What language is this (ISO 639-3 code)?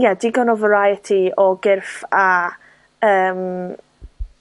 cym